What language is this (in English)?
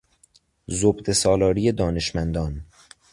Persian